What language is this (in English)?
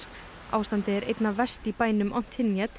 Icelandic